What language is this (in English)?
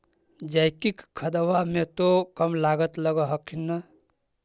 Magahi